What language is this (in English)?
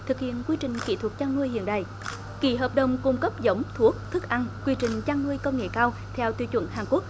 Vietnamese